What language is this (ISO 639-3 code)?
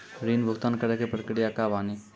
mai